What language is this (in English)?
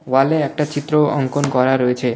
Bangla